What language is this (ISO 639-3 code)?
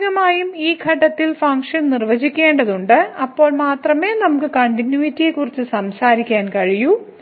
mal